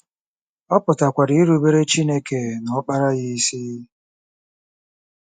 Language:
Igbo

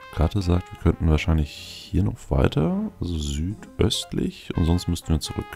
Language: German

